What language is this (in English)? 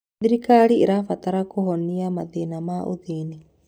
Kikuyu